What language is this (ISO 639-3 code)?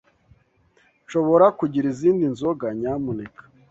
kin